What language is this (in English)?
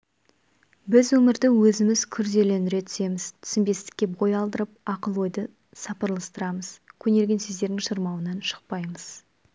Kazakh